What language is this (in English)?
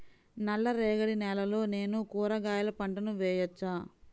Telugu